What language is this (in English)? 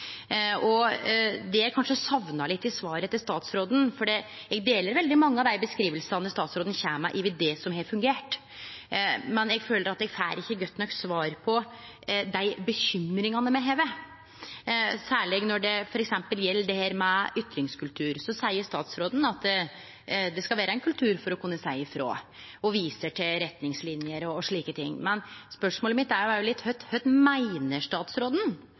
Norwegian Nynorsk